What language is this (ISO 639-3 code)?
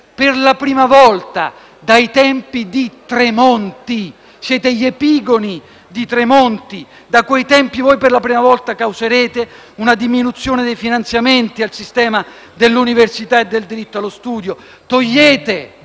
ita